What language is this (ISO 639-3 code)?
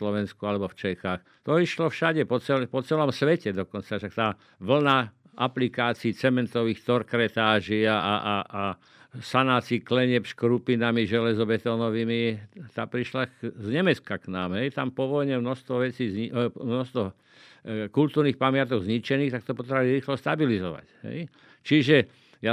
slk